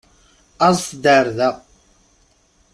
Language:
Kabyle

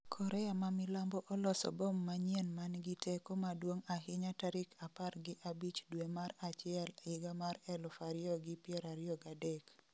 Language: Luo (Kenya and Tanzania)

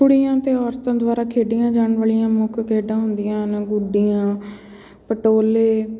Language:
Punjabi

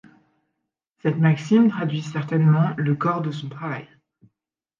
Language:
French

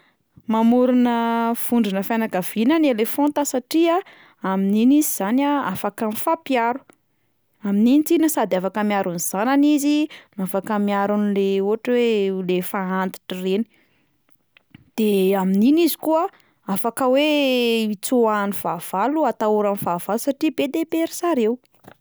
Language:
Malagasy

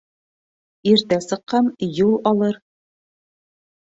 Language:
Bashkir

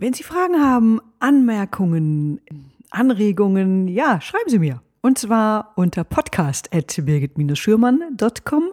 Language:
German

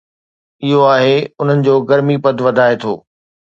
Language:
Sindhi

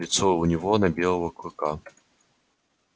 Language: Russian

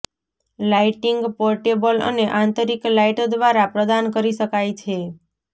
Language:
Gujarati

